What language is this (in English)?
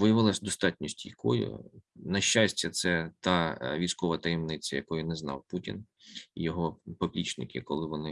Ukrainian